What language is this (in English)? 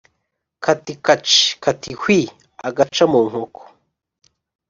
Kinyarwanda